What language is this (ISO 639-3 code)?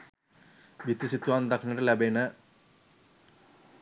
sin